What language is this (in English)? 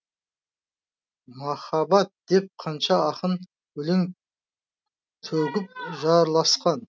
Kazakh